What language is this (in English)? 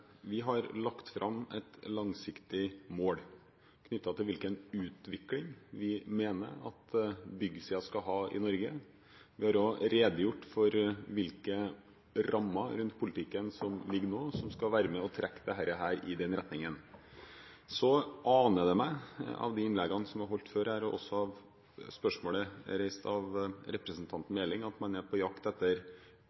Norwegian Bokmål